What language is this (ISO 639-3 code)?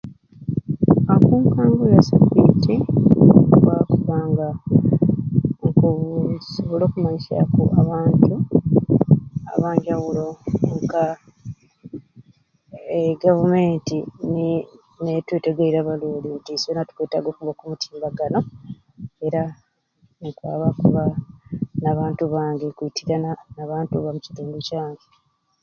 ruc